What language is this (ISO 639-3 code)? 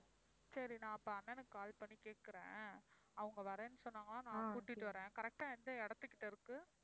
tam